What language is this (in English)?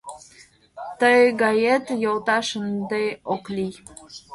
Mari